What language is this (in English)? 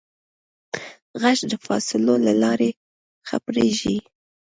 Pashto